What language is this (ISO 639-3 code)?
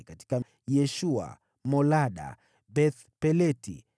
swa